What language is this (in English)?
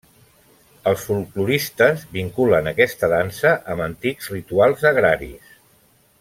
Catalan